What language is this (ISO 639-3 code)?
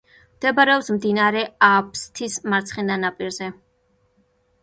kat